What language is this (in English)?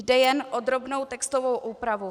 Czech